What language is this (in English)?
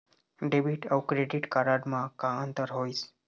Chhattisgarhi